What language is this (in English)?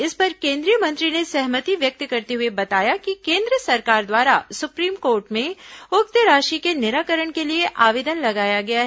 Hindi